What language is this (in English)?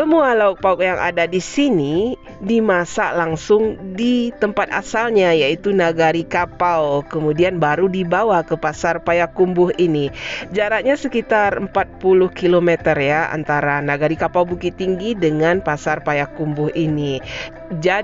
Indonesian